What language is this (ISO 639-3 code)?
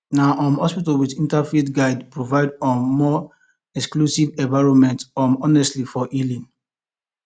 pcm